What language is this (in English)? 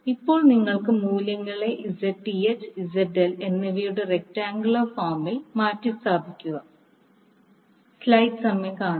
Malayalam